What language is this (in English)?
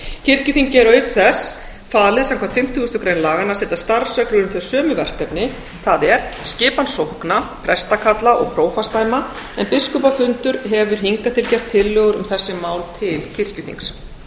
Icelandic